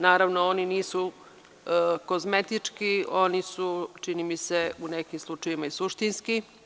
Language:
Serbian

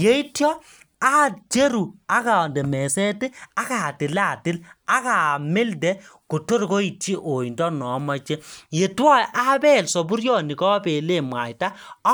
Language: Kalenjin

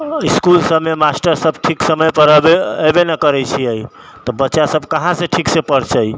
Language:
Maithili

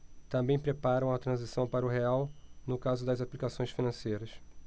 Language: Portuguese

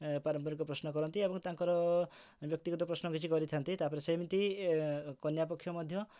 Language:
Odia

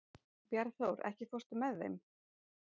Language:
Icelandic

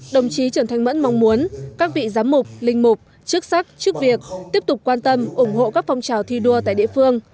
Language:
Vietnamese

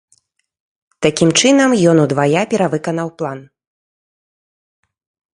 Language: Belarusian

